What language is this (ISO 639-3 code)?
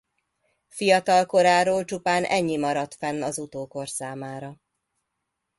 hun